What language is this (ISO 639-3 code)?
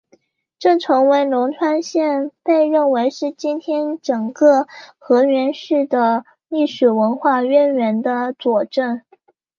zho